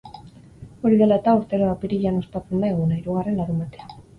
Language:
Basque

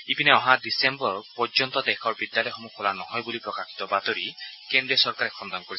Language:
Assamese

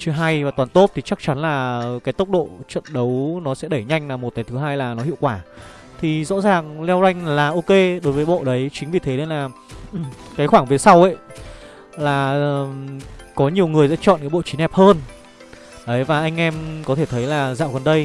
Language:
Vietnamese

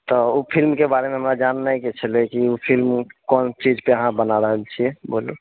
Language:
Maithili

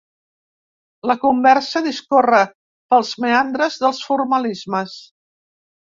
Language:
Catalan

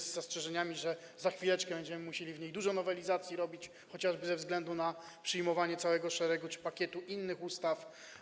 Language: Polish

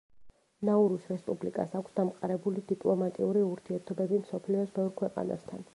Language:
Georgian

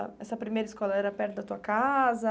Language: Portuguese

